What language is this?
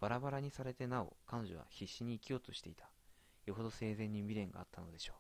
Japanese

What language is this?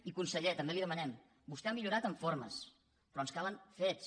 Catalan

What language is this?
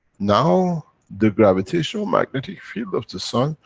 English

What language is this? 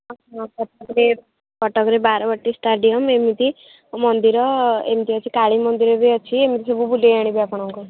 Odia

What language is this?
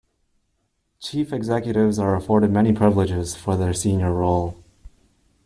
English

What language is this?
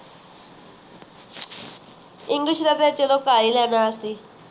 Punjabi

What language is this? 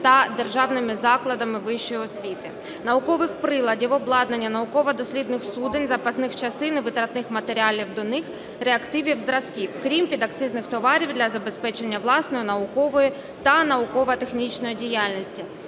Ukrainian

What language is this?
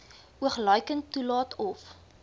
Afrikaans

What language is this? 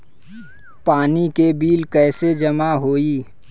Bhojpuri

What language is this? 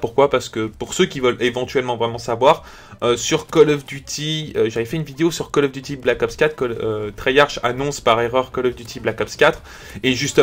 French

